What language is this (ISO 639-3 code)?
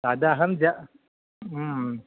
san